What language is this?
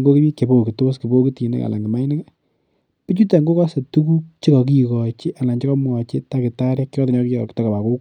Kalenjin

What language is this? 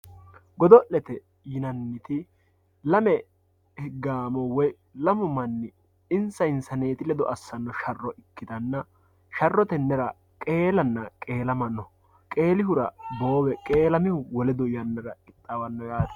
Sidamo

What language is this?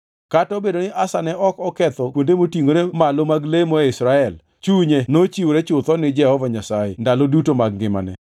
Luo (Kenya and Tanzania)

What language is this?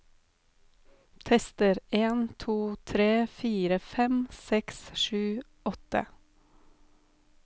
Norwegian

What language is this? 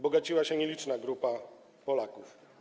Polish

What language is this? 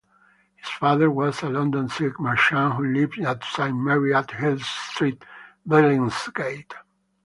English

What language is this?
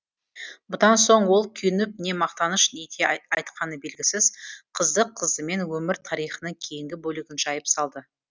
Kazakh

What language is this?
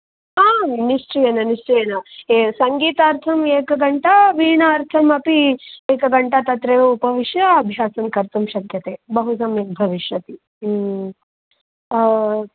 Sanskrit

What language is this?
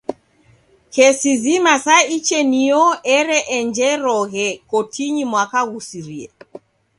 Taita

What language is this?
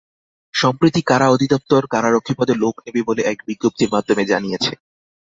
Bangla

